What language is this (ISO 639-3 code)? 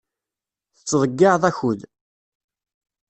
kab